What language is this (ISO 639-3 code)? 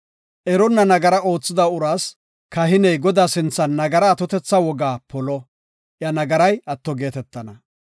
gof